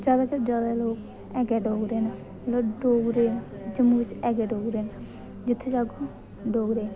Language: Dogri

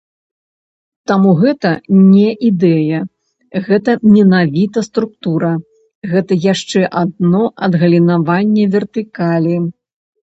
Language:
Belarusian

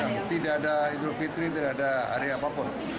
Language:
Indonesian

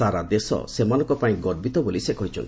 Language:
Odia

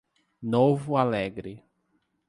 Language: Portuguese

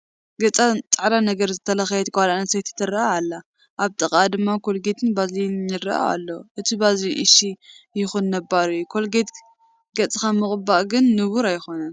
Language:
Tigrinya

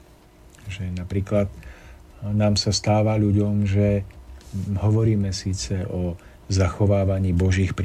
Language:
Slovak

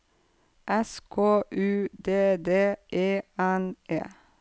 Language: Norwegian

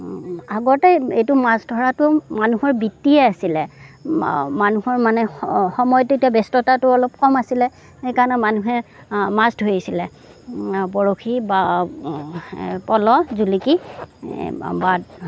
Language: Assamese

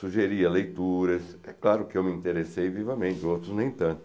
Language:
Portuguese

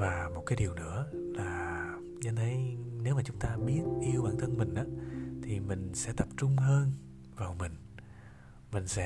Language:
Vietnamese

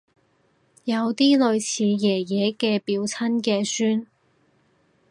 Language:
Cantonese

